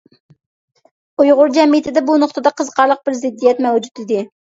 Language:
Uyghur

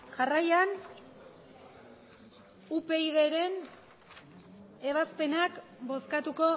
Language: Basque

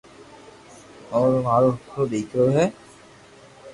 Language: Loarki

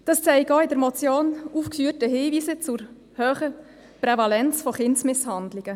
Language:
Swiss German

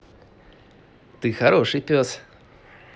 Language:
Russian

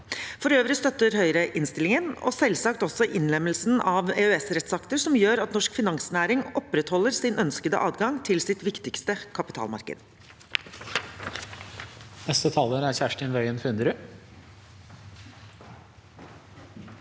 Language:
Norwegian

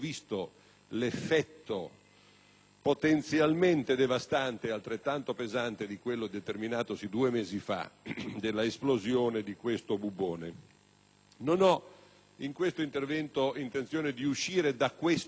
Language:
Italian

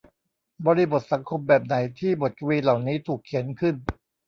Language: Thai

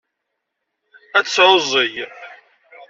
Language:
Kabyle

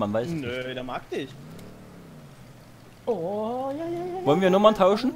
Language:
German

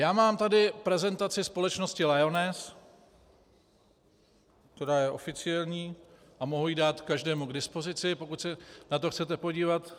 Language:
Czech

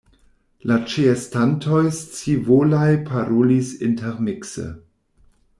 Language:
Esperanto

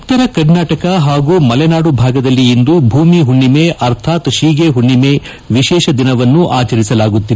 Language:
Kannada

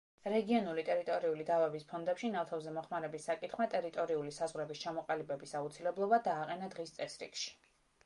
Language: Georgian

